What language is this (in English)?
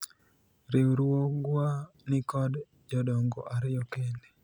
Luo (Kenya and Tanzania)